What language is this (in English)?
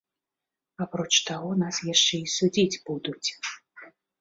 Belarusian